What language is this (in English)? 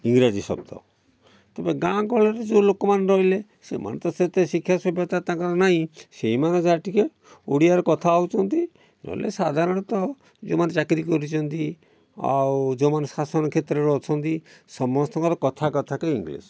Odia